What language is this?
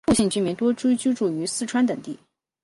Chinese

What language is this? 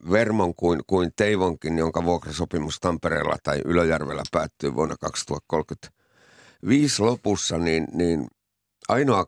Finnish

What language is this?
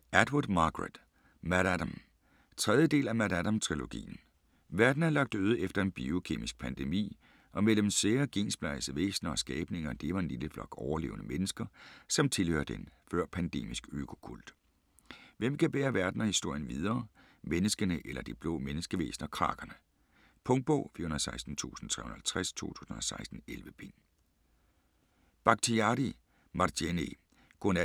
Danish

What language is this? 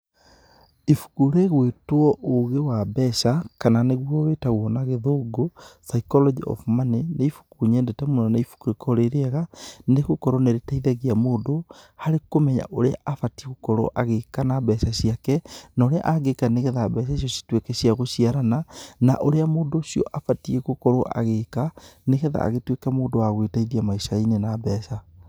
Kikuyu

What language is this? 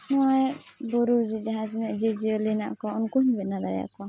Santali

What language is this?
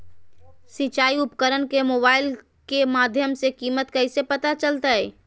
Magahi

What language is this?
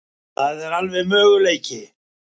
Icelandic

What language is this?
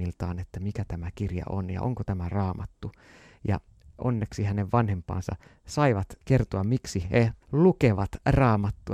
Finnish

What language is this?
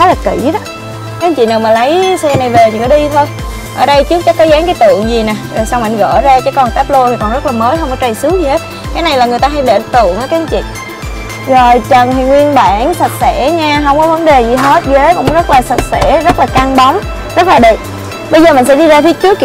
Vietnamese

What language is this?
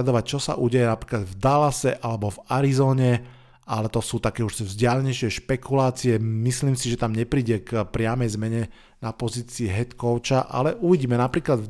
Slovak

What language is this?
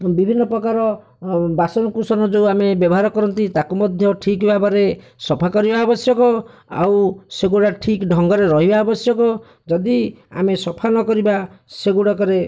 Odia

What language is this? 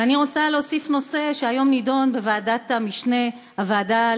Hebrew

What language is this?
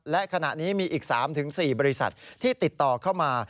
Thai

